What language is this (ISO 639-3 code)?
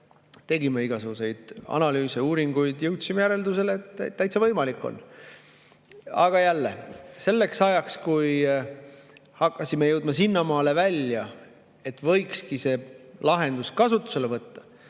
est